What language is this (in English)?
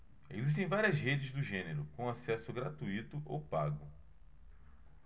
Portuguese